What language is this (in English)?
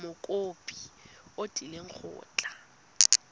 Tswana